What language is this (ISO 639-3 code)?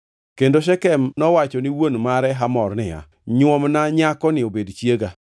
luo